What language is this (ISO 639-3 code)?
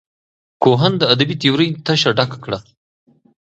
pus